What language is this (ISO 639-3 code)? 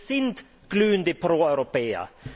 deu